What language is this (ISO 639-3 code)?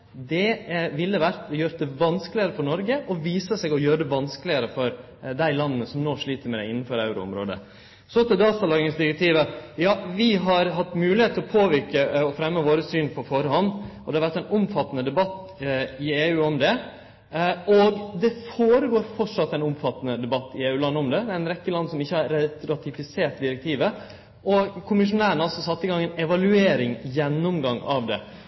nno